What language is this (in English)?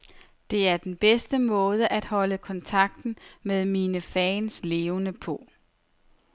Danish